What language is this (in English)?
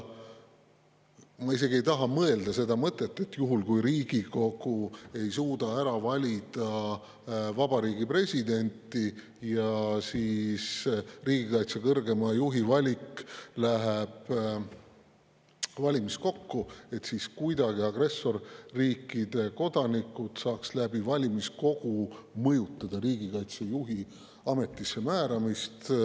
Estonian